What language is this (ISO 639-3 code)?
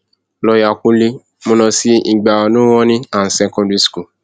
yor